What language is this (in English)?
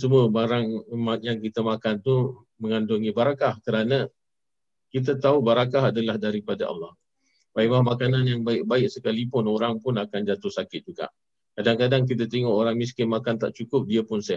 Malay